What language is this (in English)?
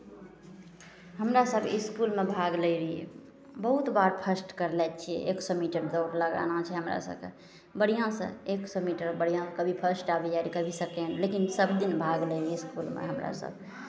Maithili